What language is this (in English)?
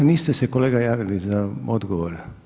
Croatian